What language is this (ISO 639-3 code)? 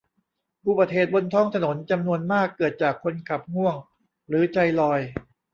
tha